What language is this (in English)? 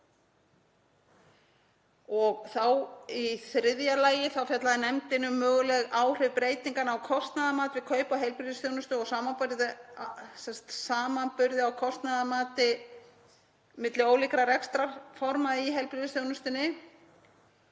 Icelandic